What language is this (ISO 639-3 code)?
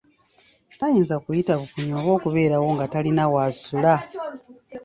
lug